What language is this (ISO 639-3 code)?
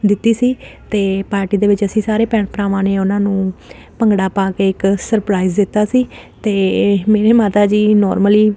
pan